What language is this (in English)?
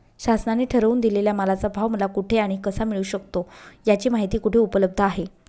Marathi